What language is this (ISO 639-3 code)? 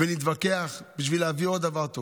heb